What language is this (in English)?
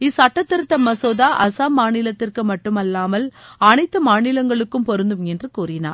Tamil